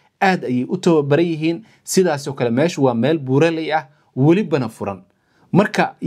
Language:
Arabic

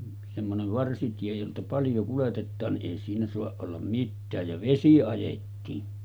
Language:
Finnish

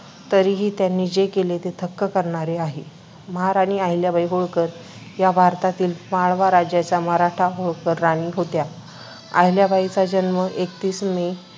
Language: Marathi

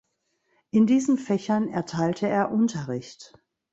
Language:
German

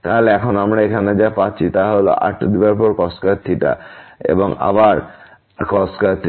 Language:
Bangla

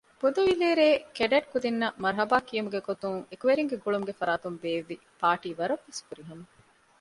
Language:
Divehi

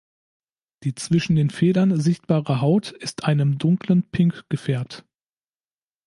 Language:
German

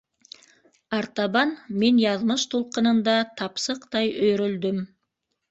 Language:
Bashkir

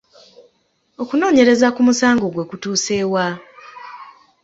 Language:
Ganda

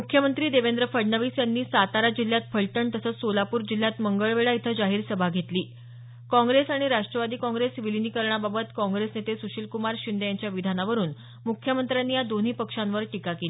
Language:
Marathi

